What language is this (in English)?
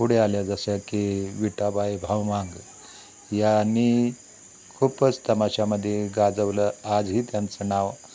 Marathi